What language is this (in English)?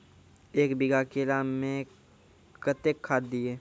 Maithili